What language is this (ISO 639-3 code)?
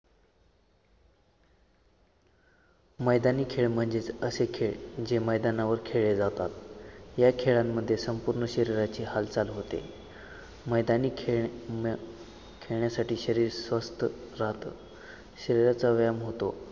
mar